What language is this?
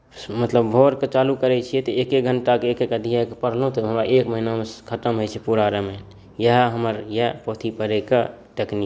Maithili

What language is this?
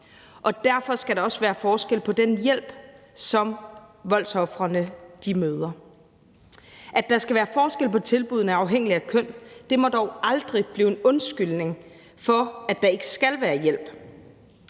Danish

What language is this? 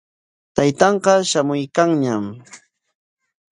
Corongo Ancash Quechua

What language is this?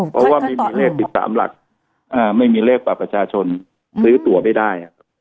Thai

